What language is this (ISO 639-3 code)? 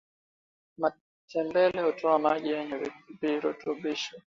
swa